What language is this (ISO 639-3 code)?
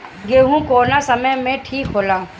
bho